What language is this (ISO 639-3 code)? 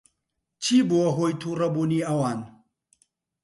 ckb